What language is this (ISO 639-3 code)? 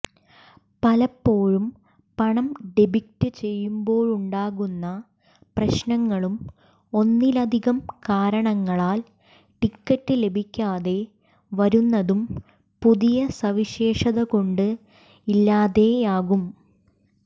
mal